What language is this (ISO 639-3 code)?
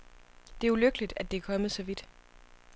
dan